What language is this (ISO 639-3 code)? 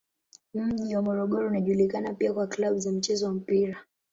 swa